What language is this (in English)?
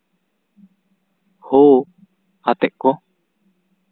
Santali